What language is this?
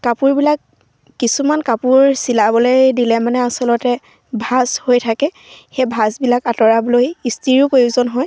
Assamese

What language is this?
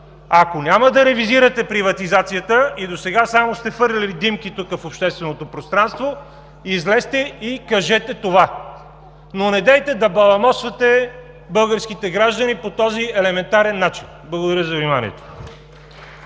Bulgarian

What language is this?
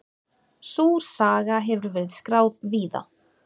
Icelandic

